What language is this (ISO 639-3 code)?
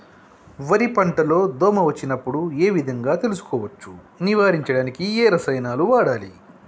tel